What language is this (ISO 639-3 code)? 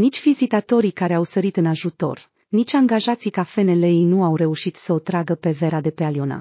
ron